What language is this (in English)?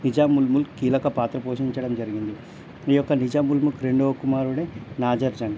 Telugu